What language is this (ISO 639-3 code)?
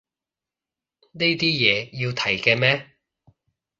yue